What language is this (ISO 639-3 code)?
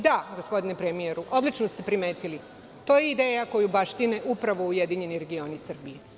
srp